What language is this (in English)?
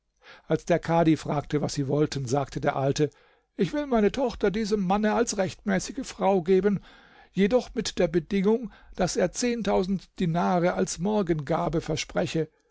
German